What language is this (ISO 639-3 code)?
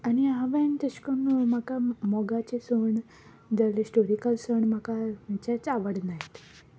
kok